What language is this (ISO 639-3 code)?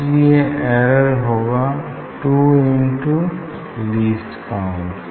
hin